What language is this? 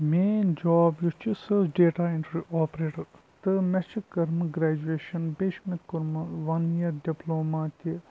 Kashmiri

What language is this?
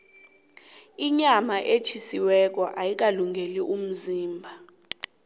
South Ndebele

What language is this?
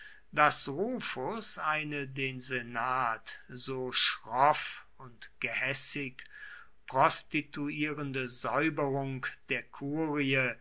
German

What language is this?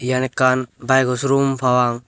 Chakma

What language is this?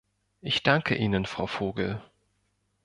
German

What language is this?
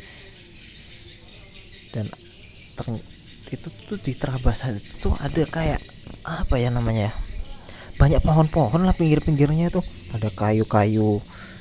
Indonesian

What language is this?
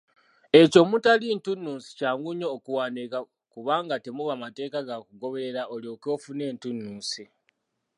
Ganda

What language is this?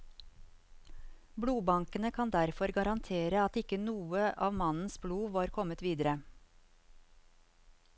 Norwegian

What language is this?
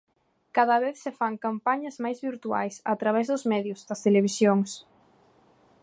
Galician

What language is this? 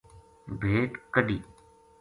Gujari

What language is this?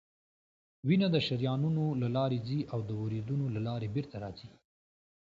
Pashto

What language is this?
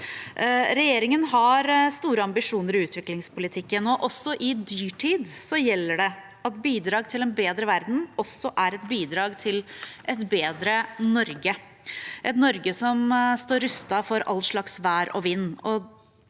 Norwegian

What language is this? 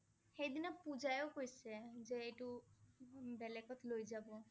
Assamese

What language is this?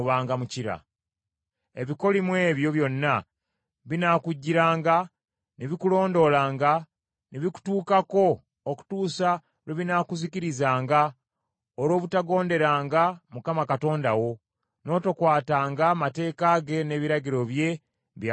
Ganda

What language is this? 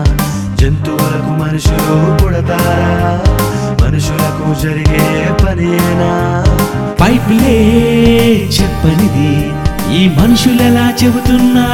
Telugu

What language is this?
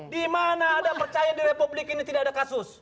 Indonesian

